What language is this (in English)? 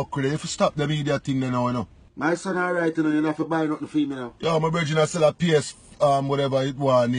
English